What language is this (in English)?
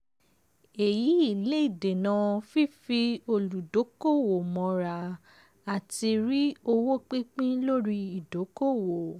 Yoruba